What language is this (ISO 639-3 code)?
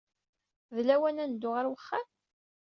kab